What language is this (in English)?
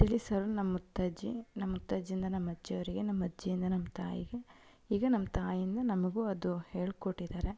Kannada